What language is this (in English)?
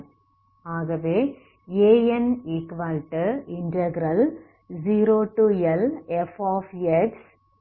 Tamil